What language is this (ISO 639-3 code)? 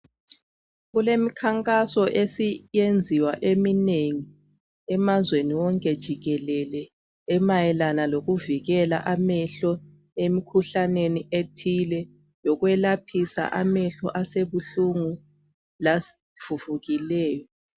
nde